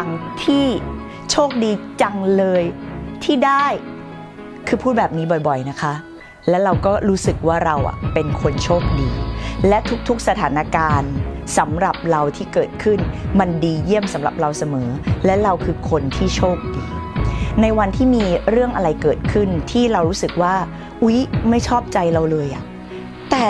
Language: Thai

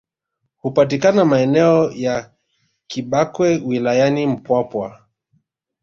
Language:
Swahili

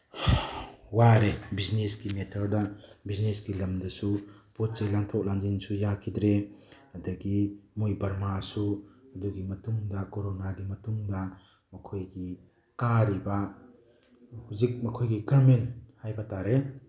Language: Manipuri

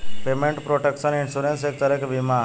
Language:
Bhojpuri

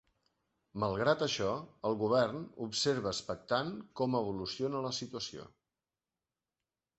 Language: Catalan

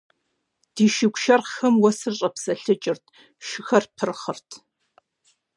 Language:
Kabardian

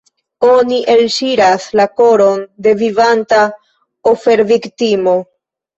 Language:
Esperanto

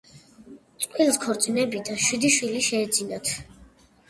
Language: Georgian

